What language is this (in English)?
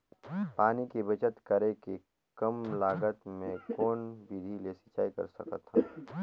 Chhattisgarhi